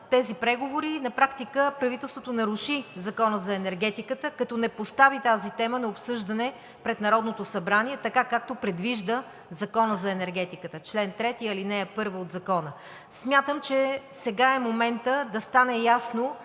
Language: Bulgarian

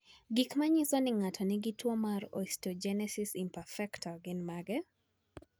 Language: Luo (Kenya and Tanzania)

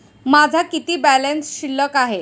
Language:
Marathi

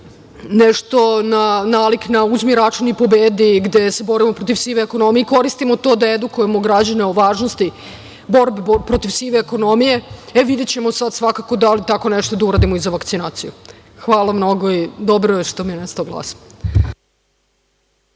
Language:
Serbian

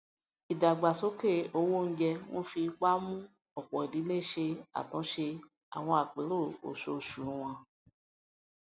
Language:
Yoruba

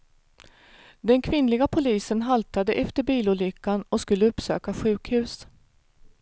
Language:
Swedish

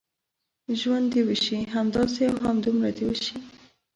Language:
Pashto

